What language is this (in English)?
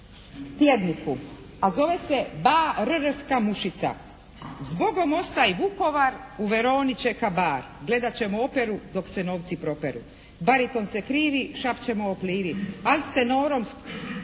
Croatian